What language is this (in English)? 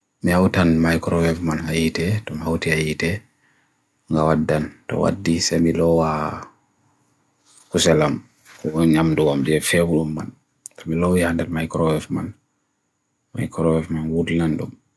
Bagirmi Fulfulde